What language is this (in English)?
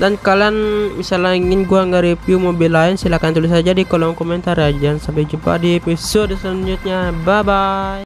Indonesian